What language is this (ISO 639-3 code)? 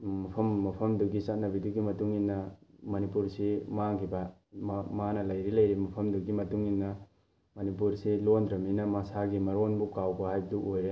mni